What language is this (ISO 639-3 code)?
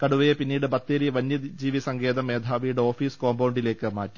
mal